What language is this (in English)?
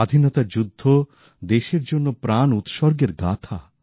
Bangla